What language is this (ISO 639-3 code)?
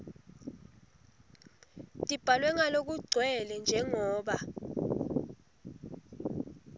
ssw